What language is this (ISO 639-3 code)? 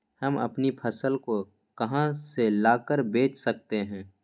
mag